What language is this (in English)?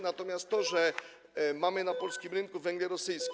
Polish